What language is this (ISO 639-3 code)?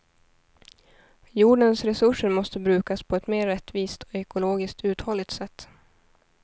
swe